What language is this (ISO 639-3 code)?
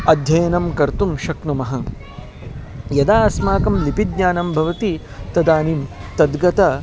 san